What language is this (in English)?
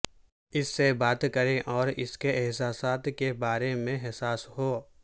Urdu